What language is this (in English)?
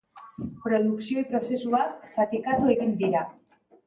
Basque